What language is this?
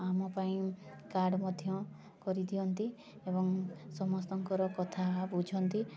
Odia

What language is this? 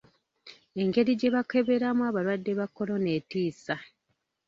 Ganda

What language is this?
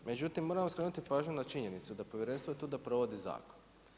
Croatian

